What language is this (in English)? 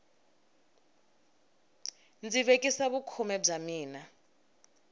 Tsonga